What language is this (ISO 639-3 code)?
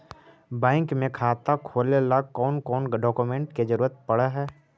mag